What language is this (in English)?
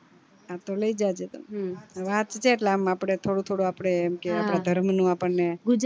Gujarati